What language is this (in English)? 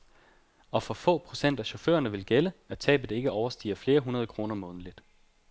Danish